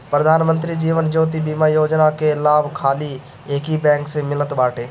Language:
Bhojpuri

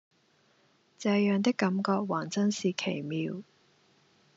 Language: Cantonese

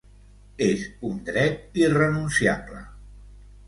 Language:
Catalan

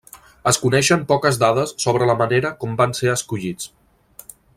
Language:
Catalan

